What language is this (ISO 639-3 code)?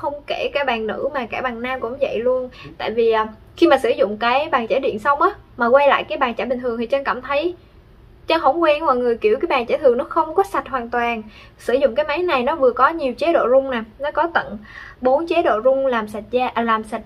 vie